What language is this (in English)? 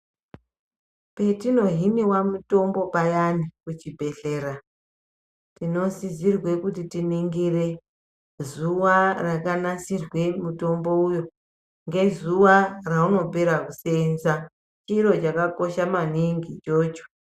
Ndau